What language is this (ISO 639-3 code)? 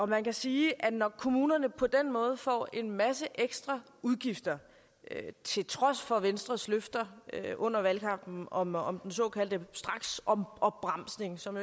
dan